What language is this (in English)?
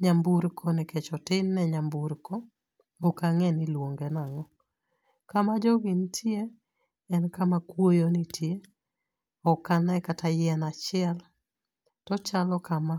Luo (Kenya and Tanzania)